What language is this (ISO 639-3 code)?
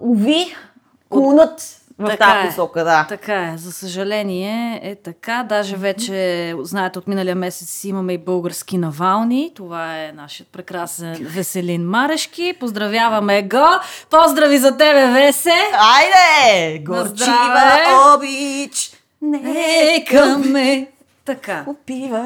bul